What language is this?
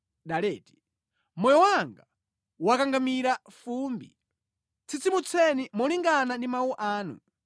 Nyanja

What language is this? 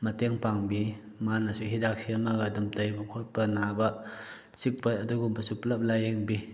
Manipuri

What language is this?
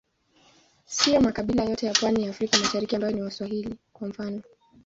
Swahili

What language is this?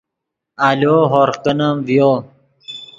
Yidgha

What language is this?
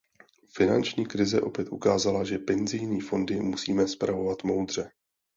Czech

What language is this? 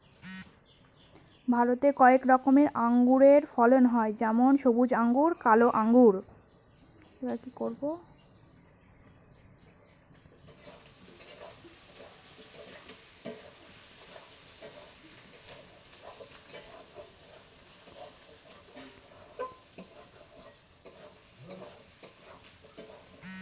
Bangla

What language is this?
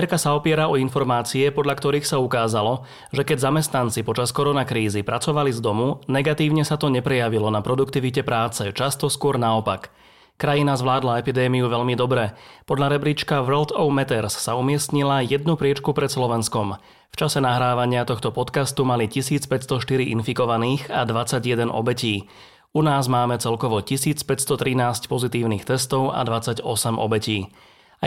Slovak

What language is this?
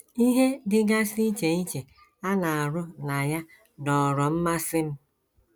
Igbo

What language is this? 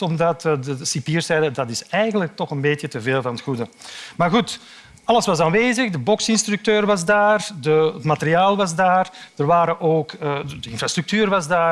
Dutch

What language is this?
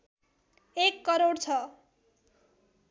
Nepali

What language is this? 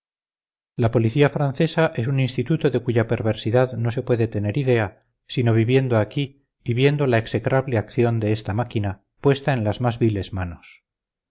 Spanish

